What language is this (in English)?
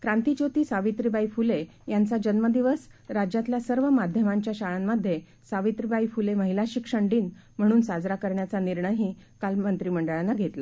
Marathi